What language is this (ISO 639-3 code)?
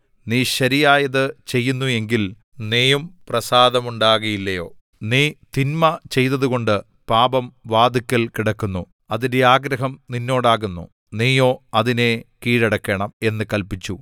mal